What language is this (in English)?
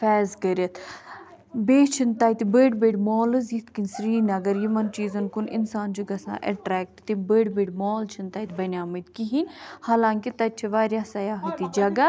Kashmiri